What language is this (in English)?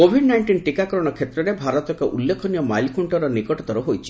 Odia